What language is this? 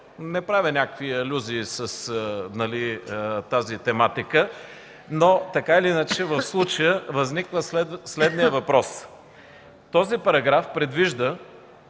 Bulgarian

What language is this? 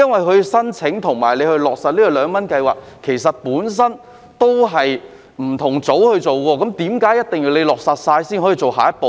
Cantonese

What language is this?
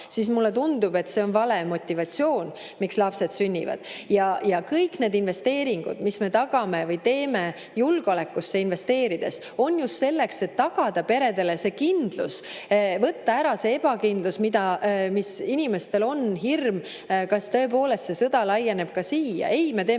Estonian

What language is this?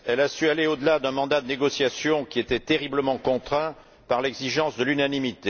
French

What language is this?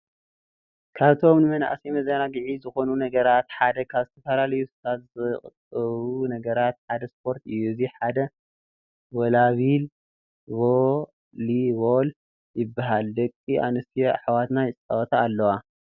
Tigrinya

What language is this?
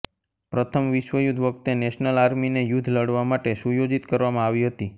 Gujarati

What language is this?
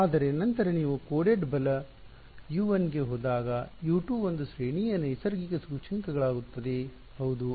Kannada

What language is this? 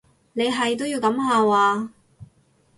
Cantonese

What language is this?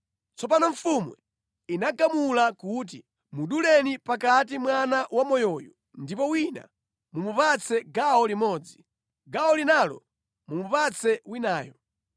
Nyanja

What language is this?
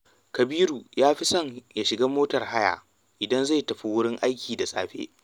Hausa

